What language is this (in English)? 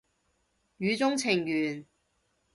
Cantonese